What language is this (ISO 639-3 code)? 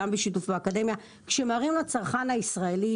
heb